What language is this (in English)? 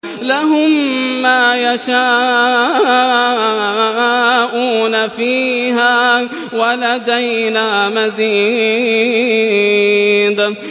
Arabic